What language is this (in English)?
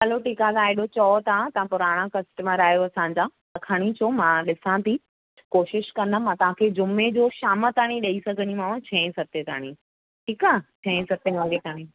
Sindhi